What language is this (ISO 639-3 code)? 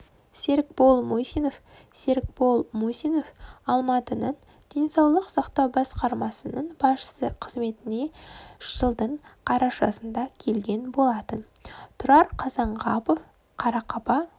kaz